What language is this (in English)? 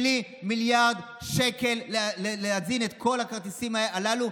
Hebrew